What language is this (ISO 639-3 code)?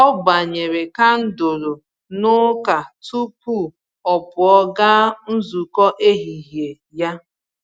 ibo